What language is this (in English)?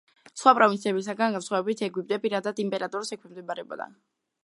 Georgian